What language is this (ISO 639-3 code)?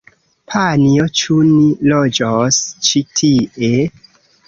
epo